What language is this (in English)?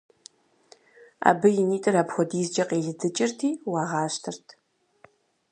Kabardian